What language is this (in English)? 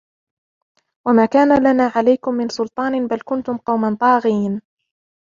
Arabic